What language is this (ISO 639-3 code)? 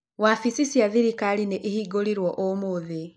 kik